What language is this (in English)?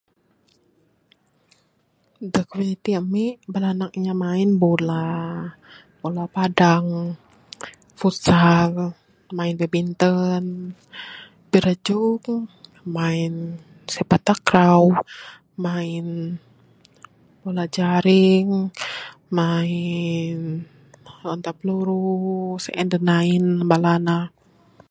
Bukar-Sadung Bidayuh